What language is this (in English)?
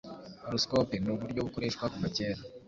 Kinyarwanda